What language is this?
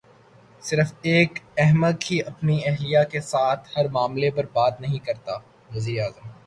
Urdu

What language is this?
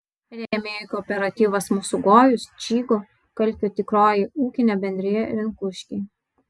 Lithuanian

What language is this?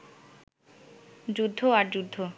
Bangla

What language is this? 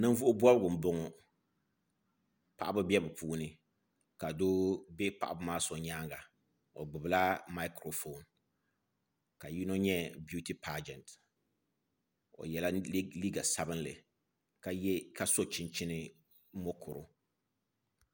Dagbani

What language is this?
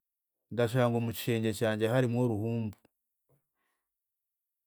Chiga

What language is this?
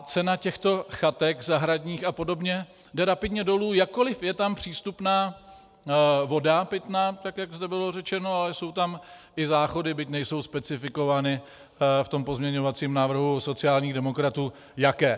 Czech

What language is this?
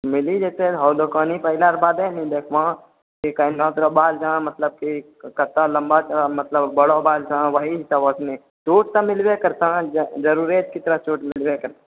Maithili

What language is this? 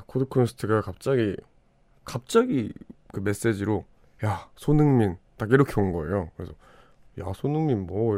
Korean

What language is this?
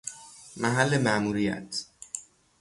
Persian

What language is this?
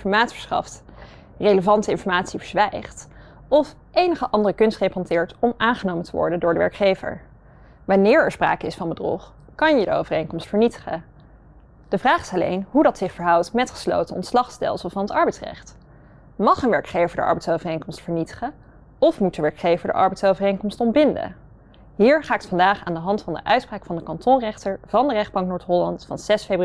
Dutch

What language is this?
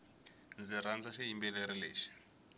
Tsonga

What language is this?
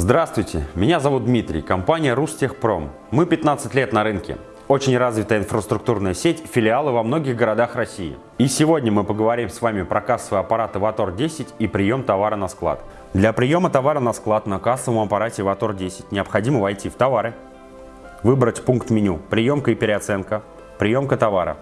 Russian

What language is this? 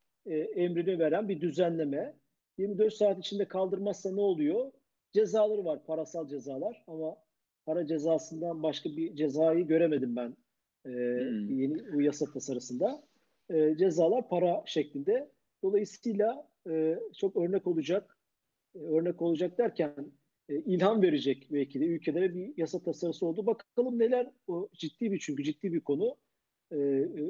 Turkish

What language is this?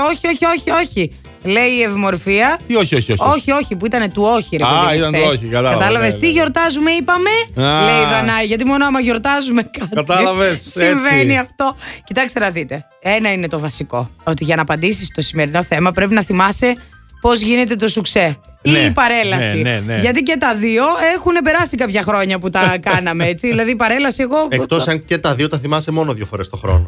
Greek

